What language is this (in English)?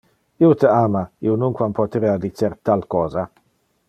Interlingua